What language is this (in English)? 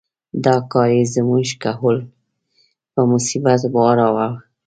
Pashto